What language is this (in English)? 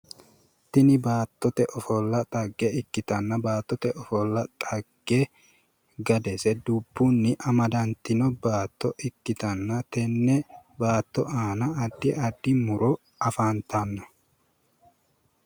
Sidamo